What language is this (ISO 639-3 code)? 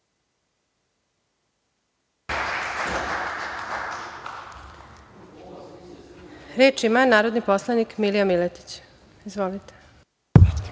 srp